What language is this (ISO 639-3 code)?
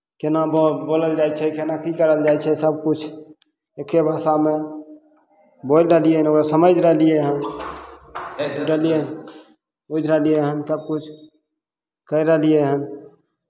mai